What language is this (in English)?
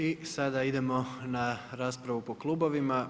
Croatian